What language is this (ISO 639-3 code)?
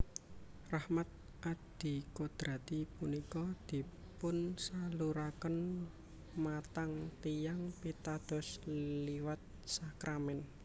jav